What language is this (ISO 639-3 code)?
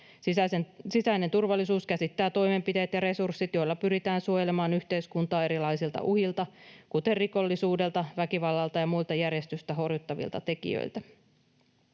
fin